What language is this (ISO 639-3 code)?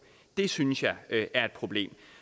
dan